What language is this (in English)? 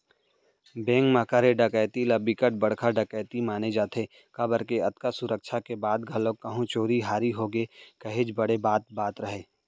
Chhattisgarhi